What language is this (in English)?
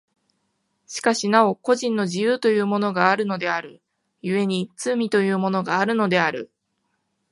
Japanese